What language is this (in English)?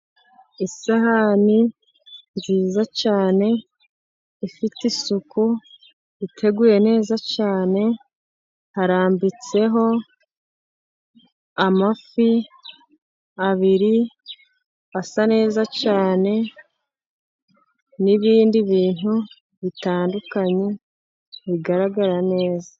Kinyarwanda